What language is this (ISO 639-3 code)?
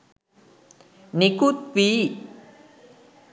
sin